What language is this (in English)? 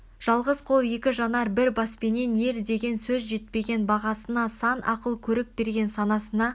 Kazakh